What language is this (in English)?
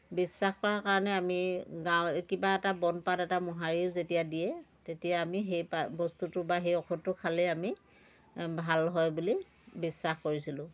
Assamese